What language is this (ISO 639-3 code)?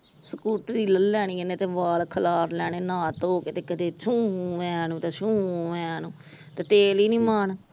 pan